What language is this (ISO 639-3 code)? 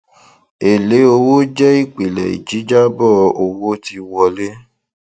yor